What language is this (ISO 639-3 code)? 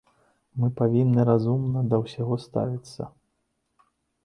bel